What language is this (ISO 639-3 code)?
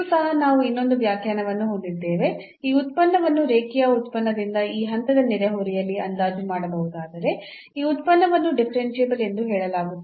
kan